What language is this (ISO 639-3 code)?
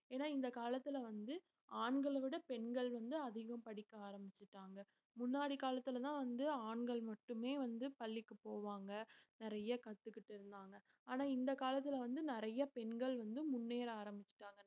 tam